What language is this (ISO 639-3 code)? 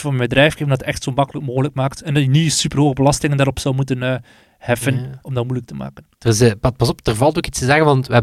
nld